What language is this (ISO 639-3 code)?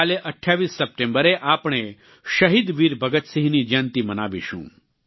guj